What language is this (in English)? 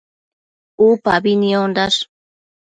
Matsés